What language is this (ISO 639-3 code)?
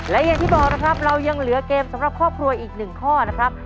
tha